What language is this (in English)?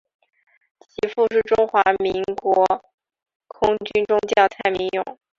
Chinese